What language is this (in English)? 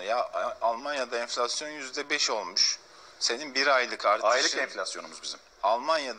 Turkish